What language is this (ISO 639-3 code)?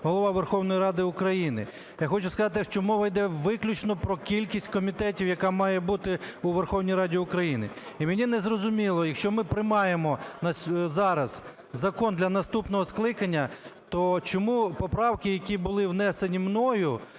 ukr